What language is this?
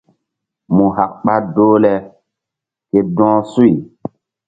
Mbum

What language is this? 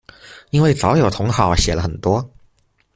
Chinese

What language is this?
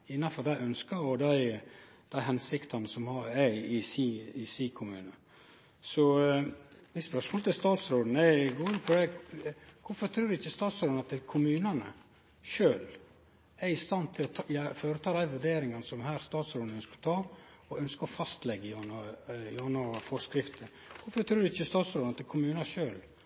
Norwegian Nynorsk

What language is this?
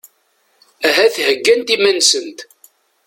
Kabyle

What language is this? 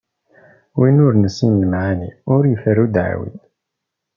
Kabyle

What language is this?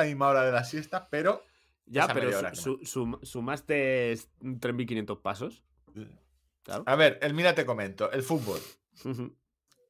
Spanish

